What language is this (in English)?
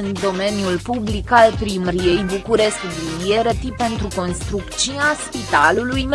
Romanian